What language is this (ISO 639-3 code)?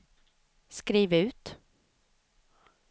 swe